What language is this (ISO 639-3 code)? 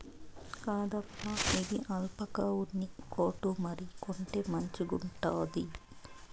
tel